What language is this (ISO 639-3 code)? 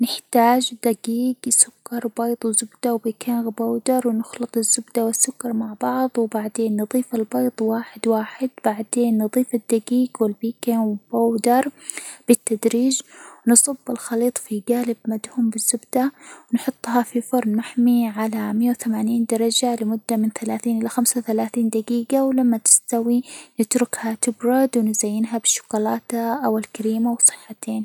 acw